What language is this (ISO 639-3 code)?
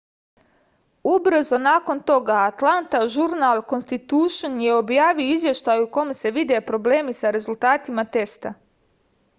srp